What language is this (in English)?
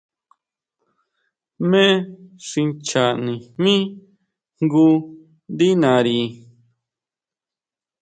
Huautla Mazatec